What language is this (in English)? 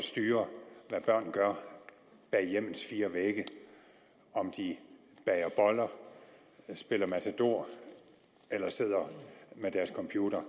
Danish